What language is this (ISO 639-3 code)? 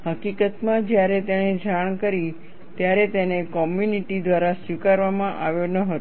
guj